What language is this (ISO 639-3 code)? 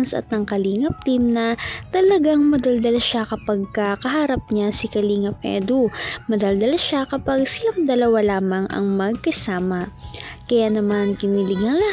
fil